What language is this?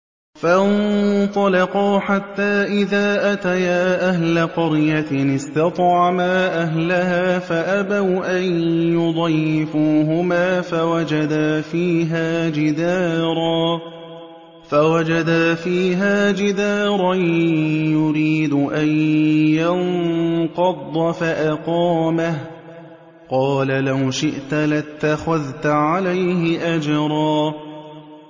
Arabic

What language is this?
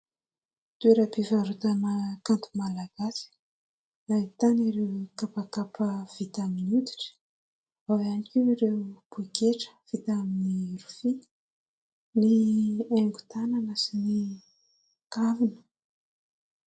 Malagasy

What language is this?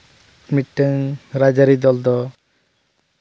Santali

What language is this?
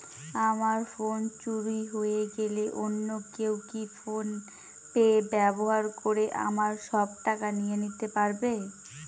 Bangla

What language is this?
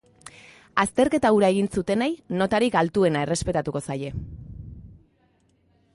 Basque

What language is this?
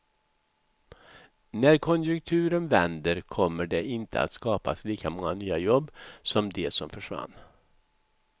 Swedish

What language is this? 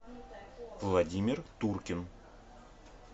Russian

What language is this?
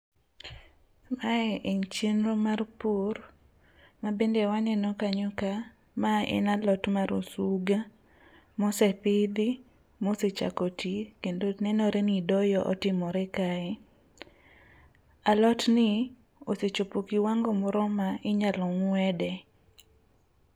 Luo (Kenya and Tanzania)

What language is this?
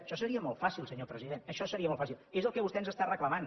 Catalan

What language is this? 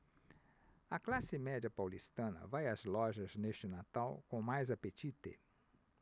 Portuguese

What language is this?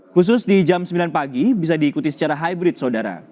Indonesian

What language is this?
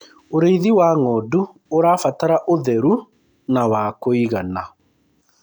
Kikuyu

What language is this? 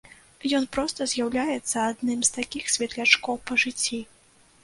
Belarusian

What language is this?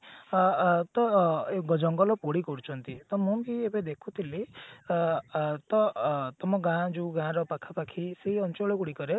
Odia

